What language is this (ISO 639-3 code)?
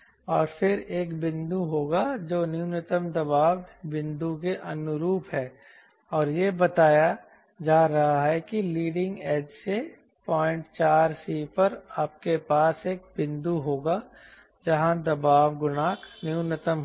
hin